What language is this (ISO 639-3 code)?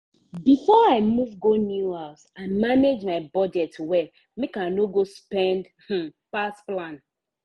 pcm